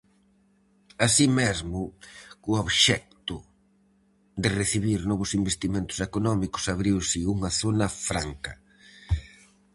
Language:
Galician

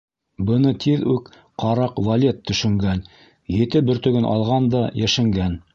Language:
Bashkir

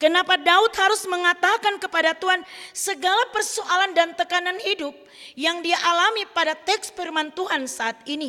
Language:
Indonesian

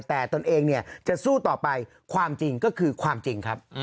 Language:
Thai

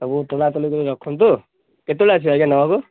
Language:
Odia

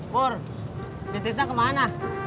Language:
Indonesian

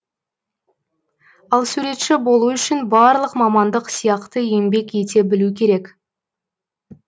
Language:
Kazakh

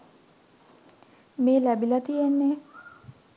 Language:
Sinhala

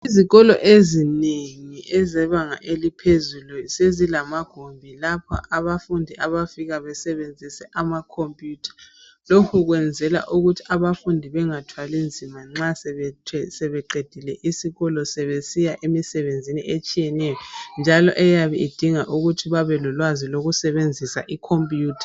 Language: North Ndebele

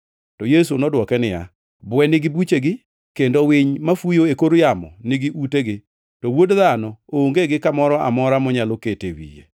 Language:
Luo (Kenya and Tanzania)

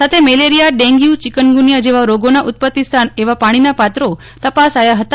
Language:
Gujarati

